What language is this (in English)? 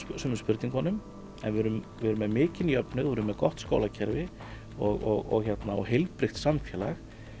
Icelandic